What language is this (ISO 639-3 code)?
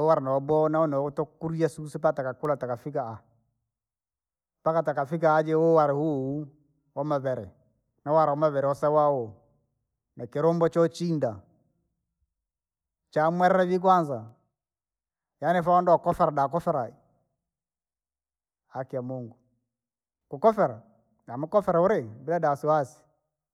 lag